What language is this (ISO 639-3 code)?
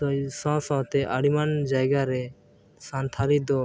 sat